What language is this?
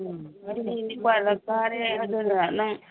Manipuri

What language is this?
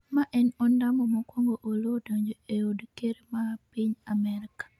Luo (Kenya and Tanzania)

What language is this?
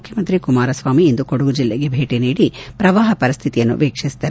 Kannada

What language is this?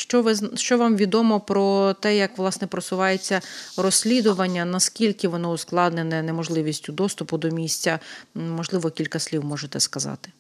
Ukrainian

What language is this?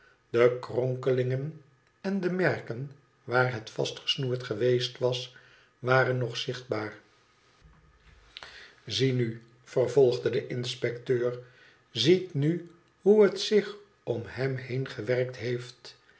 Dutch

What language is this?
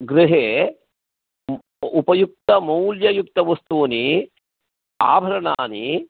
Sanskrit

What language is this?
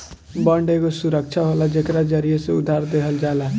Bhojpuri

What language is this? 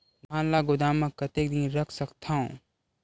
Chhattisgarhi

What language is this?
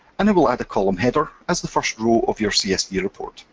English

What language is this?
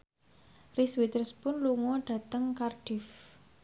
Javanese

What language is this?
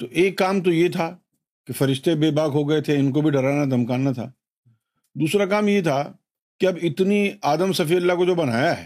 Urdu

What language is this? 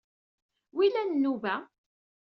Kabyle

